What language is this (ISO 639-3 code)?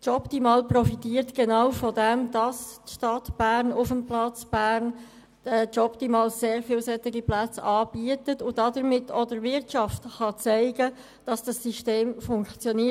gsw